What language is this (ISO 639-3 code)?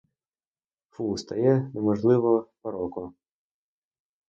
ukr